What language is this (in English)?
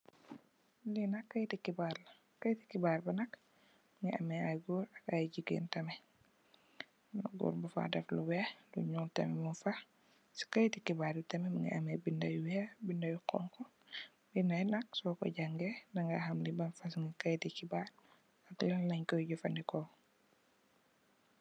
Wolof